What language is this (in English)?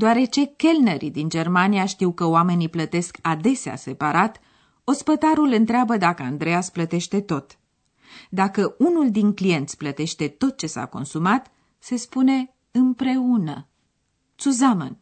Romanian